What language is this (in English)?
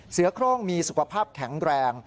Thai